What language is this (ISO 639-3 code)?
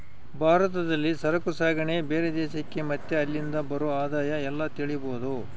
kan